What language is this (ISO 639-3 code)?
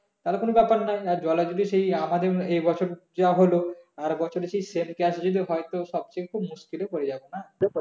ben